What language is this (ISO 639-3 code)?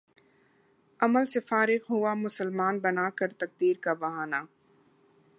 urd